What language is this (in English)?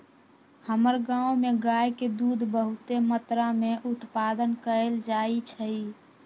Magahi